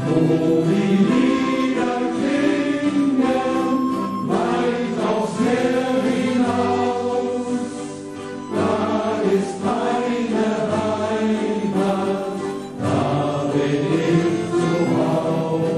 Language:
Romanian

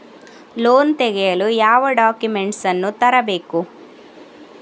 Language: Kannada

